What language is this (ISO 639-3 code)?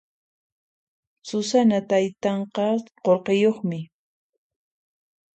qxp